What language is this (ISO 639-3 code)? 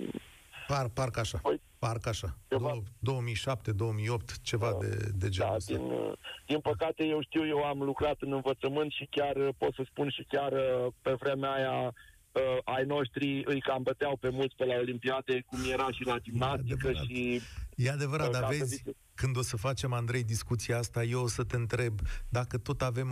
ron